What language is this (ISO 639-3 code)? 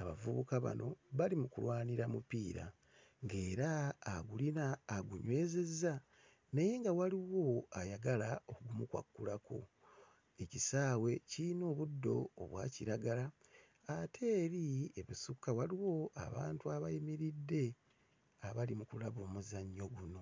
lug